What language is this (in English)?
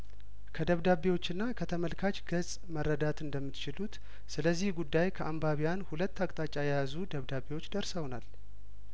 Amharic